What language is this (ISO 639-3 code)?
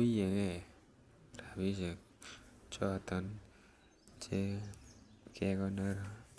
kln